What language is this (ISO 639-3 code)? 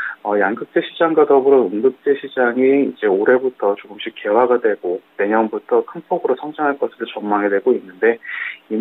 kor